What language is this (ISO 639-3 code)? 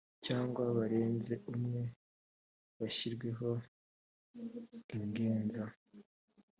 kin